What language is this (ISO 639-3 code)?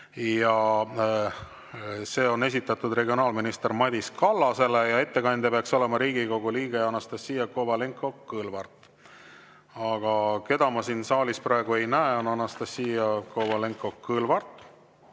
est